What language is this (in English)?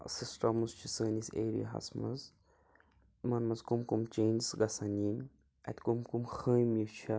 Kashmiri